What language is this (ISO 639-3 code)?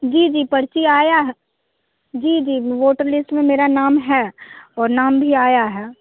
hin